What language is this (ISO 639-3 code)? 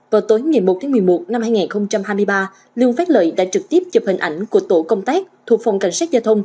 vie